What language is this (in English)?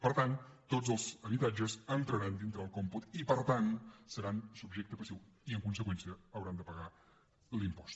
Catalan